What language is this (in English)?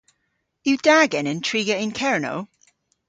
Cornish